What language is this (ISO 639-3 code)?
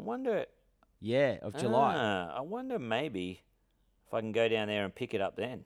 eng